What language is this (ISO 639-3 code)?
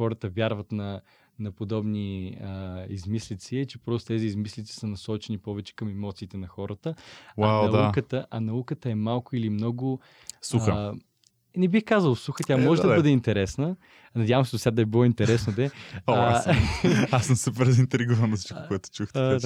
bul